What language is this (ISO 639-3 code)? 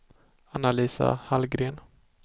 swe